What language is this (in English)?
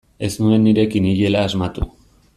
Basque